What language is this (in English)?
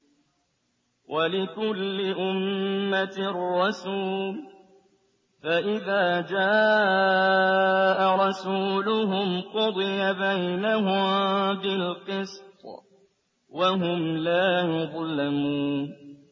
Arabic